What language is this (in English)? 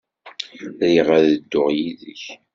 Kabyle